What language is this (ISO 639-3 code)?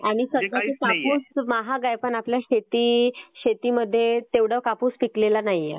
mar